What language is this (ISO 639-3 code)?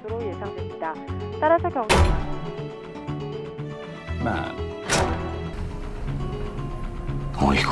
kor